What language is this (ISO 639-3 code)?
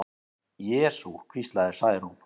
isl